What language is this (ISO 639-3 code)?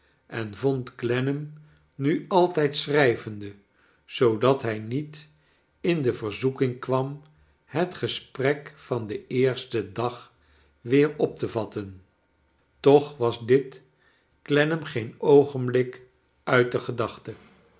nld